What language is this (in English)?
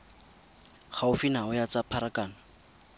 Tswana